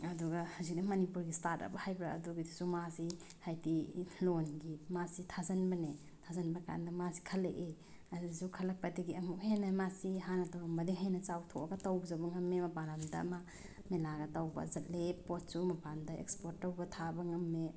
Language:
Manipuri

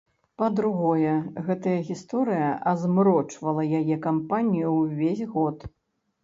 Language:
Belarusian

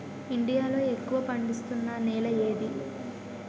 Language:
Telugu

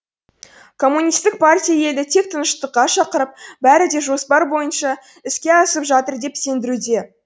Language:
Kazakh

